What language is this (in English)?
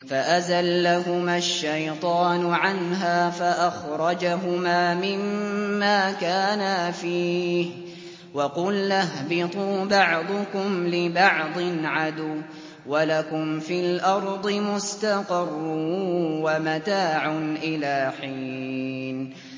Arabic